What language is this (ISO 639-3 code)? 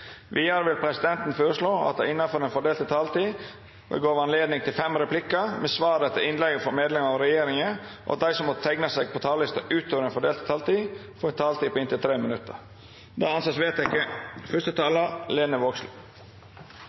nno